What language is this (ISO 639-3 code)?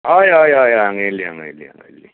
kok